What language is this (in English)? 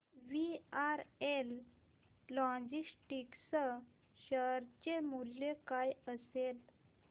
Marathi